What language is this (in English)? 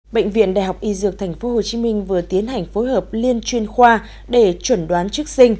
Vietnamese